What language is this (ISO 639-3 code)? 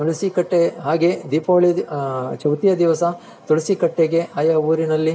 kan